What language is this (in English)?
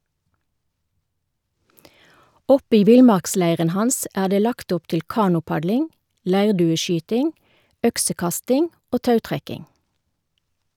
Norwegian